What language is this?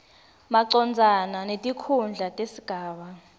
Swati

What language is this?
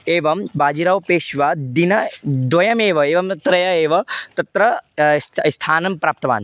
Sanskrit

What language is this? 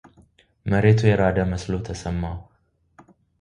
Amharic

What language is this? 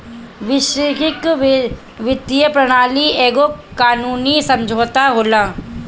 Bhojpuri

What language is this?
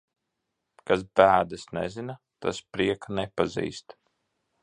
Latvian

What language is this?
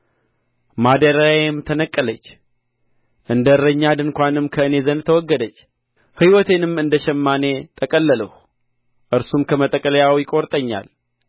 Amharic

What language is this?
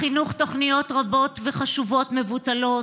Hebrew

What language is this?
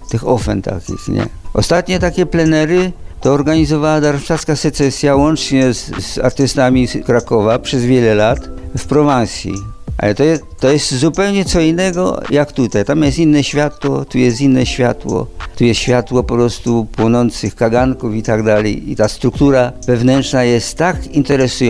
Polish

